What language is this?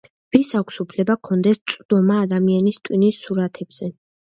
Georgian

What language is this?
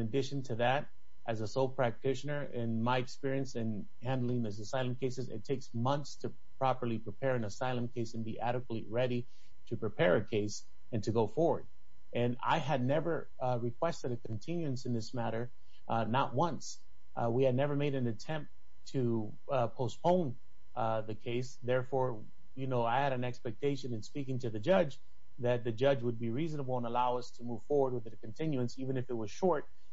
English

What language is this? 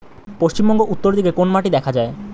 Bangla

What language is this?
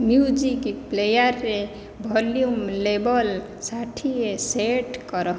Odia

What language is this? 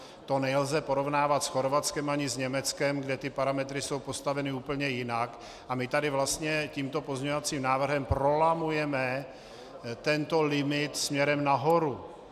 Czech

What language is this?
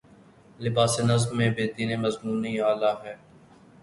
Urdu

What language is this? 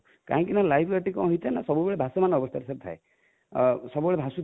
Odia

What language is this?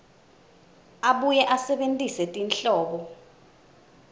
Swati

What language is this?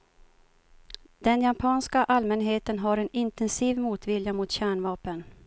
Swedish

